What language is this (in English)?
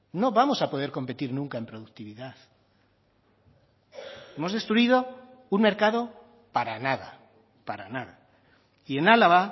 Spanish